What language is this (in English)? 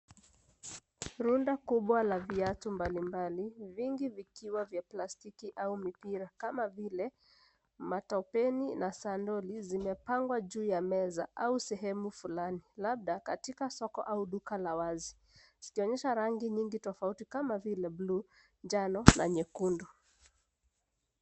Swahili